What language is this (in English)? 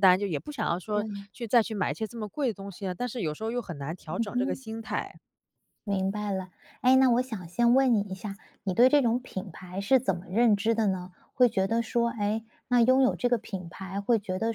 Chinese